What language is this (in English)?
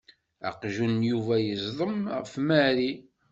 Kabyle